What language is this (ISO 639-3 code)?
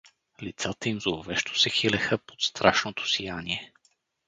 bul